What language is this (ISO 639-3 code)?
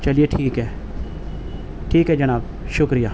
urd